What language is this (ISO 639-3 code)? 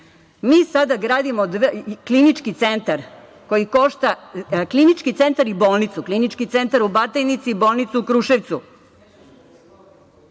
srp